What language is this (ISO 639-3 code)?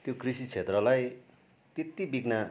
nep